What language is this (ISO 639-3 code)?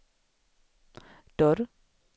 swe